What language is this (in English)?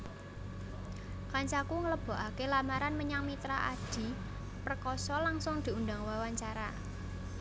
Javanese